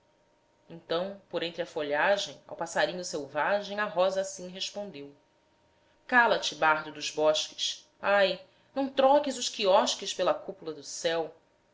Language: Portuguese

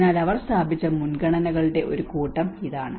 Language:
Malayalam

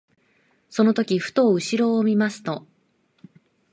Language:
Japanese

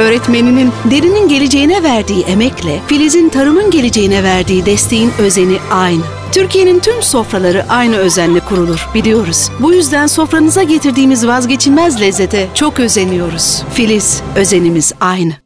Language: Turkish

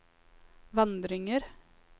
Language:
Norwegian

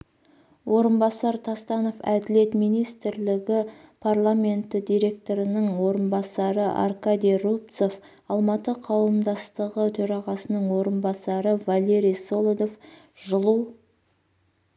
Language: Kazakh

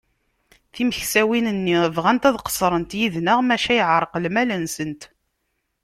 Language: Kabyle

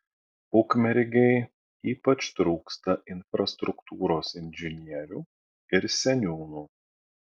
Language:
Lithuanian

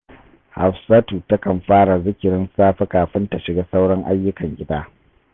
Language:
Hausa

